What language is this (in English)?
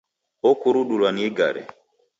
Taita